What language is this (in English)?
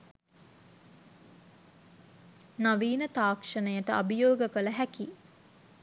Sinhala